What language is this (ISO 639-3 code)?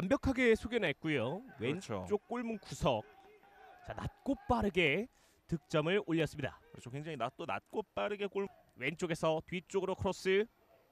kor